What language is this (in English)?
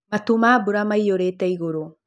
Kikuyu